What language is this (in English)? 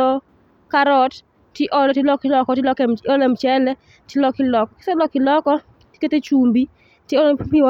Luo (Kenya and Tanzania)